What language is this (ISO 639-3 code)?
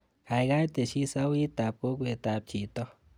kln